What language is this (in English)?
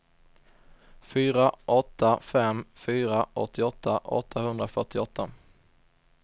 Swedish